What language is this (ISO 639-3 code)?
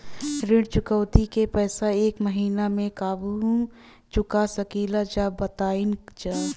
bho